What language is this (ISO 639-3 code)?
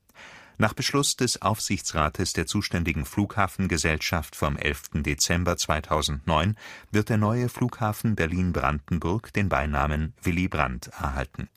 deu